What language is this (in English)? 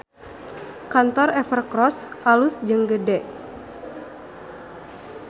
Sundanese